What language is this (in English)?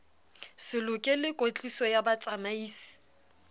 Southern Sotho